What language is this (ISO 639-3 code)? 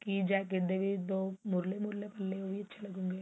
pan